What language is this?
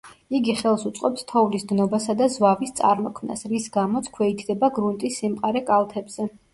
Georgian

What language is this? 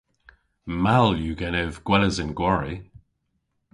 Cornish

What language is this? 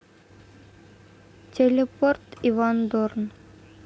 Russian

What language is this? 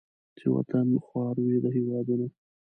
Pashto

